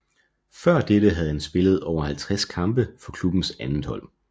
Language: Danish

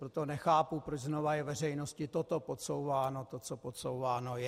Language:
Czech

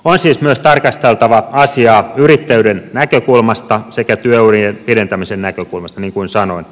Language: Finnish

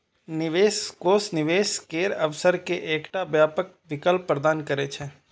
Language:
Maithili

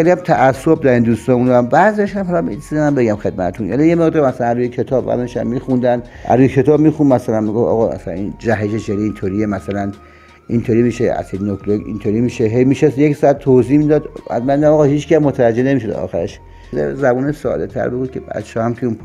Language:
Persian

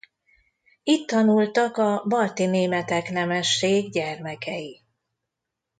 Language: Hungarian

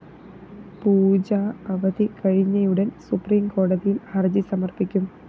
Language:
Malayalam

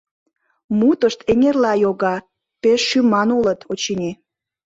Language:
Mari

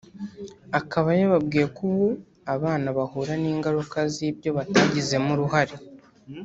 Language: Kinyarwanda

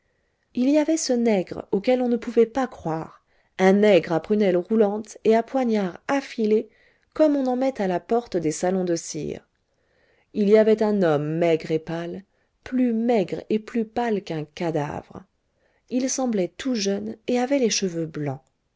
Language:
French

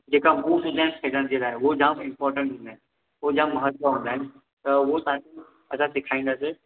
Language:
Sindhi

